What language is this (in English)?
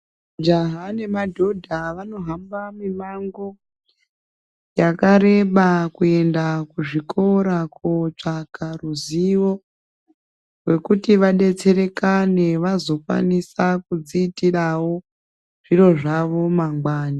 Ndau